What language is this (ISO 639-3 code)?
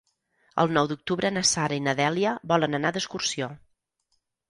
cat